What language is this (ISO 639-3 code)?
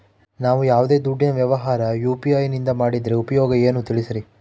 kan